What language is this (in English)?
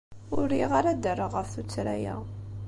Kabyle